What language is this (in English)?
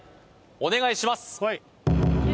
Japanese